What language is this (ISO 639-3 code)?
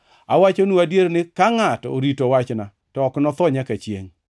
luo